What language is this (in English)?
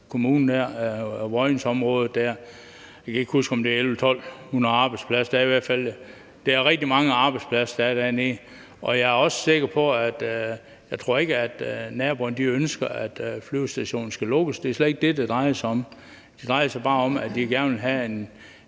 Danish